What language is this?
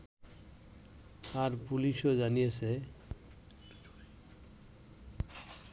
Bangla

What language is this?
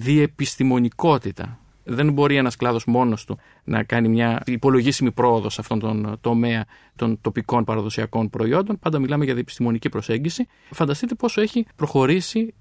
Greek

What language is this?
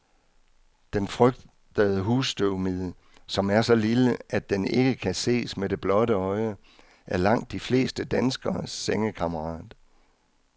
Danish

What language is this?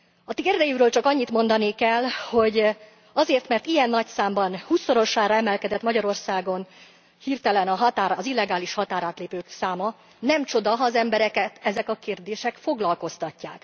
Hungarian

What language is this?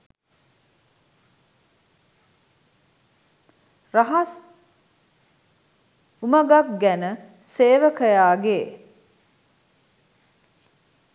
Sinhala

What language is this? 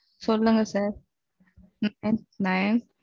Tamil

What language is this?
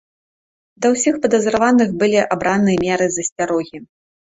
Belarusian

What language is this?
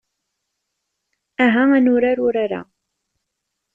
Kabyle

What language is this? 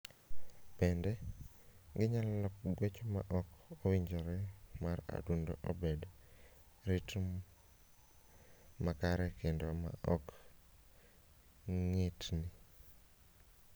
Luo (Kenya and Tanzania)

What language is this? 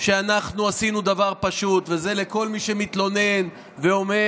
Hebrew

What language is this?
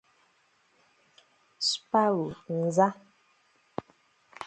Igbo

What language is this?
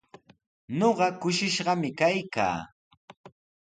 Sihuas Ancash Quechua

